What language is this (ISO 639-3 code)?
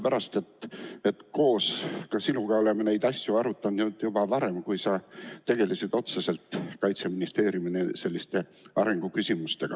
est